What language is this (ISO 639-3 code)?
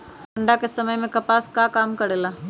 mag